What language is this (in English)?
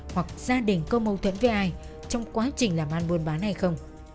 Vietnamese